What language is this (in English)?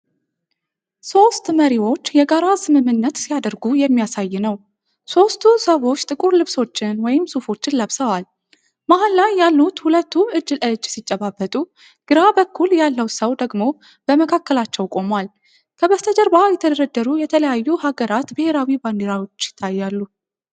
Amharic